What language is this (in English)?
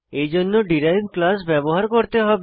Bangla